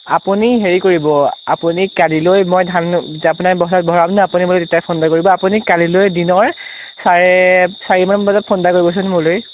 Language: Assamese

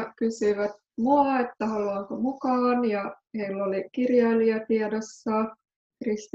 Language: Finnish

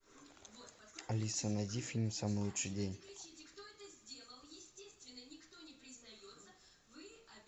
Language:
Russian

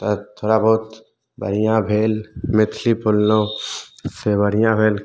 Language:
Maithili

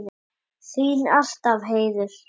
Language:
Icelandic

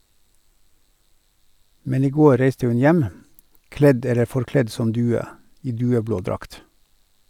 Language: Norwegian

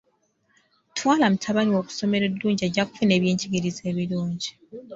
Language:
Ganda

